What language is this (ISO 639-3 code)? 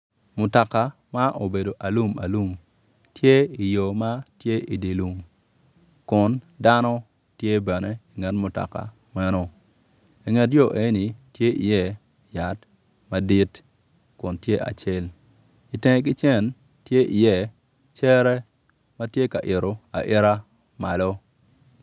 ach